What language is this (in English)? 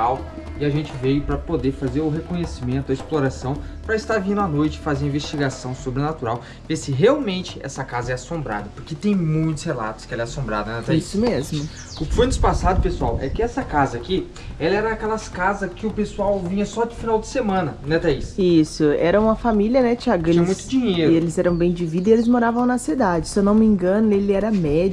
Portuguese